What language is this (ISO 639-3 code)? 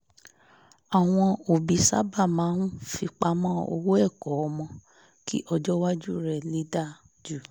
yor